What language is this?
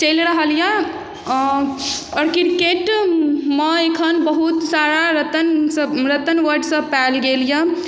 Maithili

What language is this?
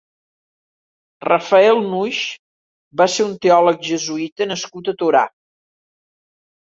Catalan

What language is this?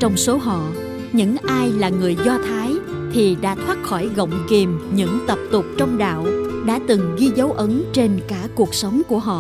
Vietnamese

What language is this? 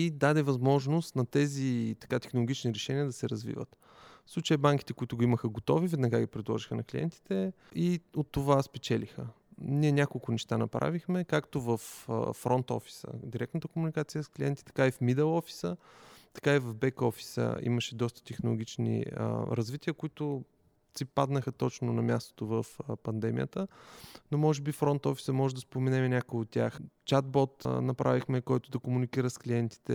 Bulgarian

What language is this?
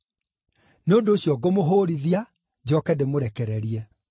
Kikuyu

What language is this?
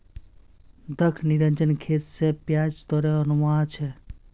Magahi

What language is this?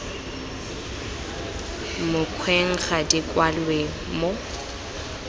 Tswana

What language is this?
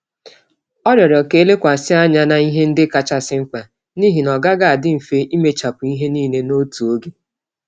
Igbo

